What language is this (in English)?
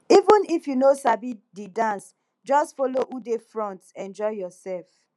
Nigerian Pidgin